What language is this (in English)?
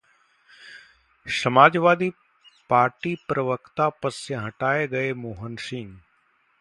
Hindi